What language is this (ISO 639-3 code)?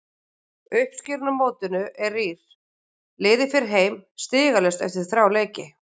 isl